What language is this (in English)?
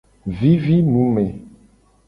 Gen